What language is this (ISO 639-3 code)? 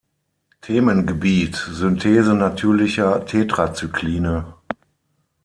deu